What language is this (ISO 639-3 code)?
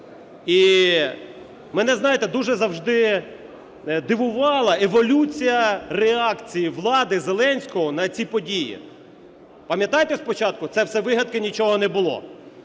ukr